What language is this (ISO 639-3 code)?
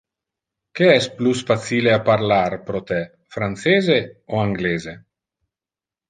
ina